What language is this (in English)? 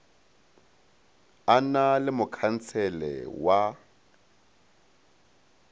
Northern Sotho